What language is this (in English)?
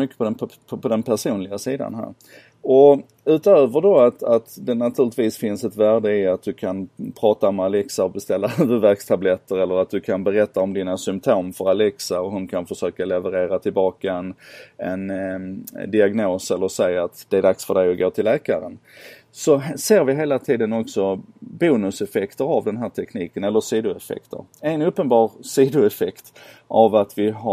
Swedish